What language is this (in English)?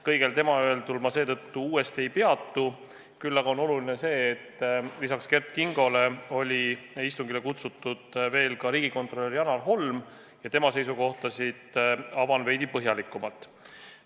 Estonian